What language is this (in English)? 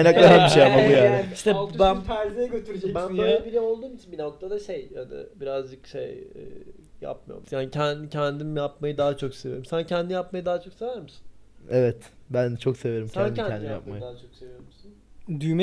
Turkish